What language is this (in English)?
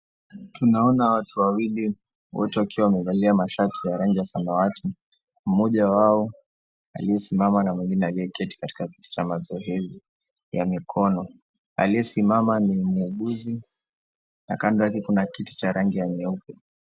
Swahili